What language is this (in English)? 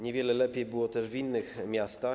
Polish